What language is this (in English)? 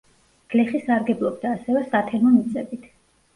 Georgian